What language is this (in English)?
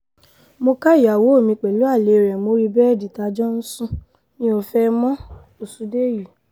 Yoruba